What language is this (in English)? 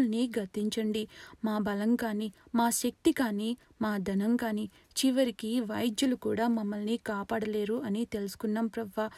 Telugu